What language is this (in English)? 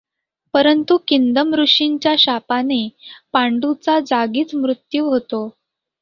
Marathi